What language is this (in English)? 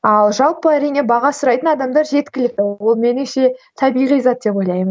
Kazakh